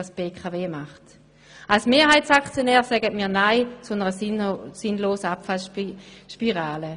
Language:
Swiss German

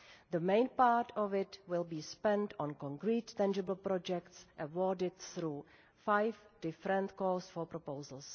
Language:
English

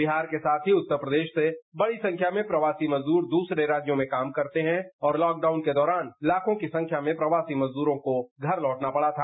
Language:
Hindi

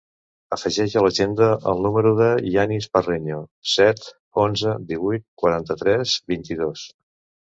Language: Catalan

